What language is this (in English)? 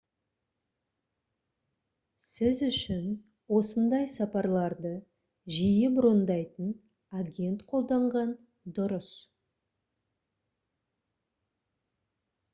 Kazakh